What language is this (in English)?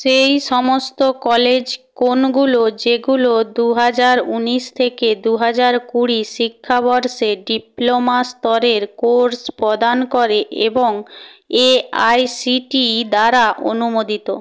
Bangla